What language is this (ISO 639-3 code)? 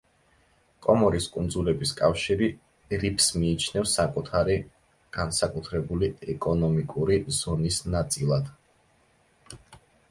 kat